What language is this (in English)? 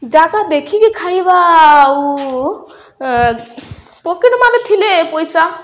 Odia